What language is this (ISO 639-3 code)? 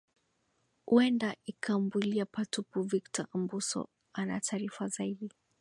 swa